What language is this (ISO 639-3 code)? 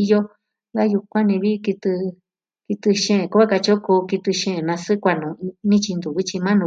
meh